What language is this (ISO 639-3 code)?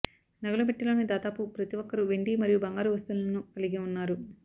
tel